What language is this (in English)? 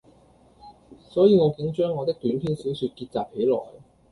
Cantonese